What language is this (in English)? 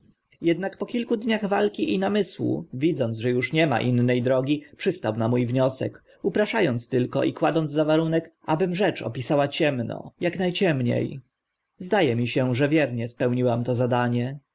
Polish